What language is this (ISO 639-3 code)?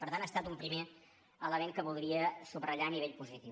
cat